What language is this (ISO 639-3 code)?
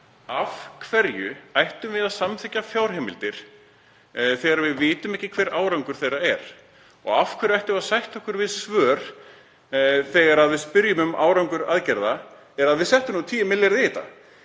isl